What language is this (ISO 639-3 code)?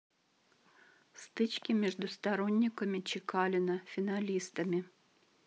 rus